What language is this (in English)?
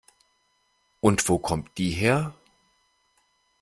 German